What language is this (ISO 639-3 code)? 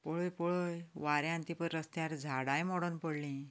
kok